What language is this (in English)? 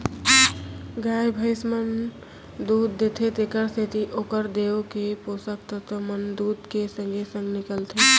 Chhattisgarhi